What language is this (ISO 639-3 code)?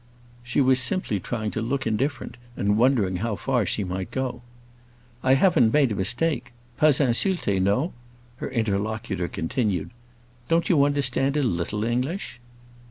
eng